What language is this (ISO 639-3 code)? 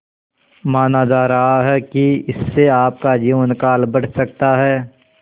hin